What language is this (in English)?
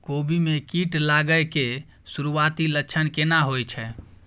Maithili